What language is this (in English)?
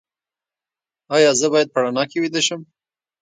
Pashto